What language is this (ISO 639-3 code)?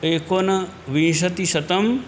san